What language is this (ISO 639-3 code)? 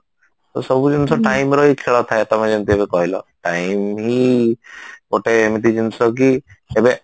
ori